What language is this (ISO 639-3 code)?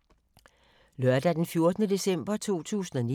dan